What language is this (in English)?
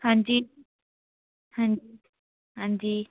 Dogri